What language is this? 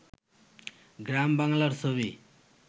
Bangla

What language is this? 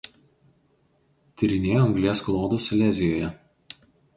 Lithuanian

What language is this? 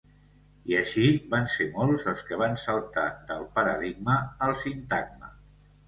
Catalan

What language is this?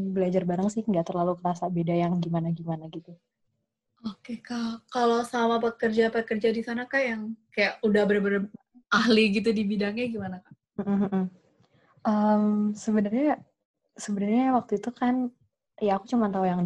Indonesian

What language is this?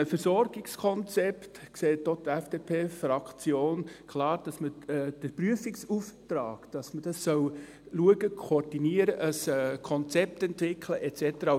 Swiss German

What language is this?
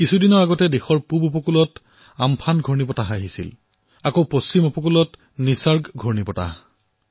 Assamese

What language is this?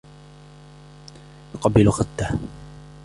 Arabic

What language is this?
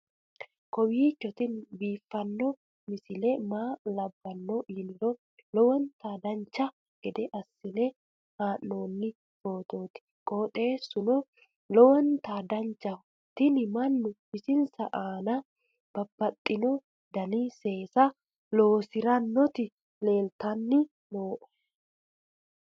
Sidamo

